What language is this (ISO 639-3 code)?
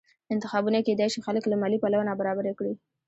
pus